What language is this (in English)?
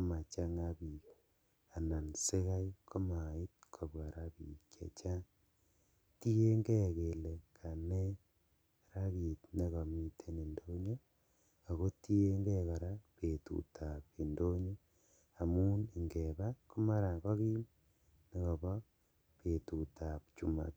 Kalenjin